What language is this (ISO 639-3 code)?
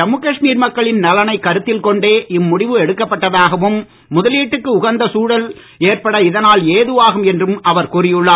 tam